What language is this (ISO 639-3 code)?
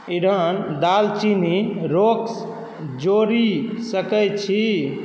mai